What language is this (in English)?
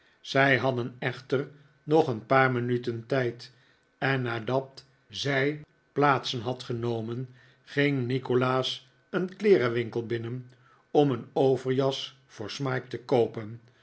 Dutch